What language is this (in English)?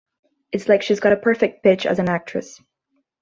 English